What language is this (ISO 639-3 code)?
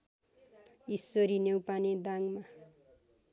nep